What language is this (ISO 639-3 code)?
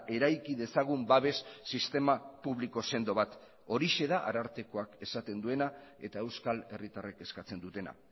eus